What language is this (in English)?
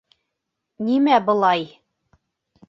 Bashkir